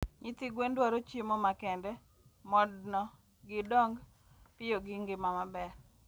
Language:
Luo (Kenya and Tanzania)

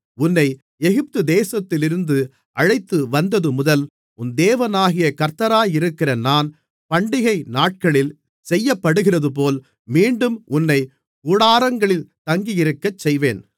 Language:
Tamil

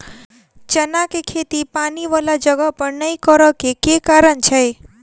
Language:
Maithili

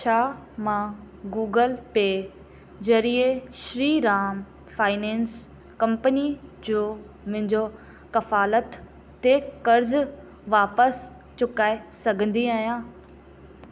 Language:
Sindhi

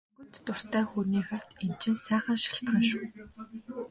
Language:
Mongolian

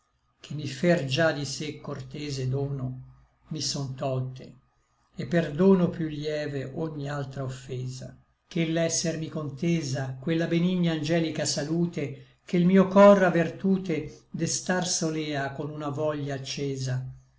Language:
Italian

